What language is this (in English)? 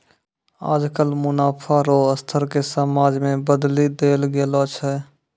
Maithili